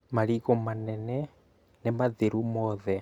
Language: Kikuyu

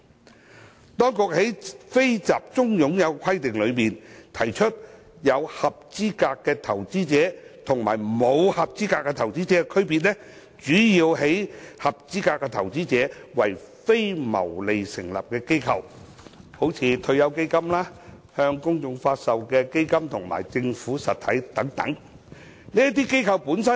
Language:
Cantonese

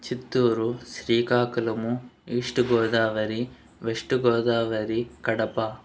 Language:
Telugu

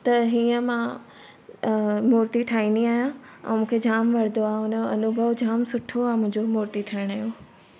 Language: Sindhi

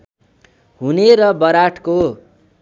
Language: Nepali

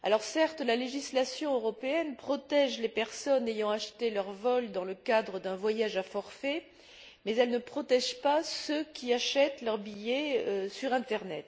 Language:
French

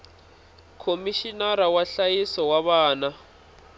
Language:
Tsonga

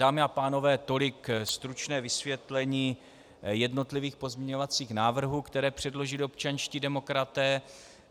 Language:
Czech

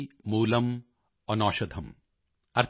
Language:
Punjabi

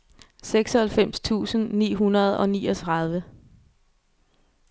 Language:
Danish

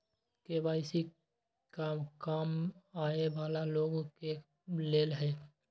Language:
Magahi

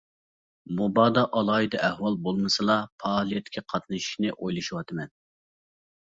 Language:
Uyghur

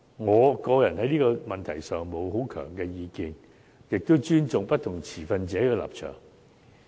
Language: Cantonese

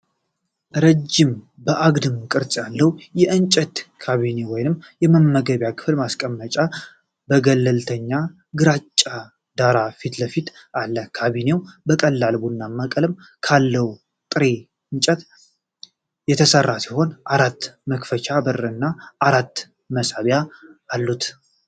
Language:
Amharic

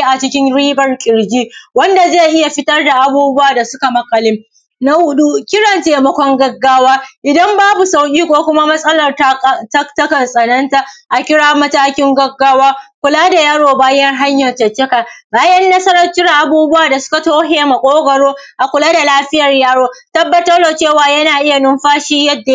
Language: Hausa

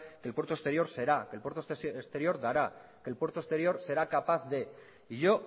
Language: Spanish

